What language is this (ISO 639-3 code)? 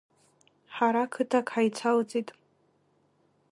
abk